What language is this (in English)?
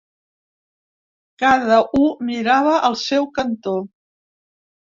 Catalan